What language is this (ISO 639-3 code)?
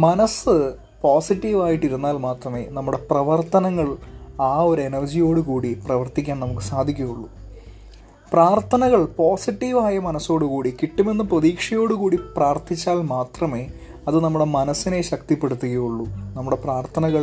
mal